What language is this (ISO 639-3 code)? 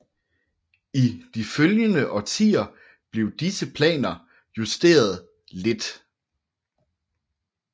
dan